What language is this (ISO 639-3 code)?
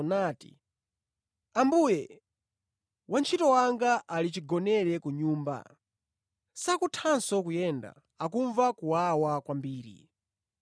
nya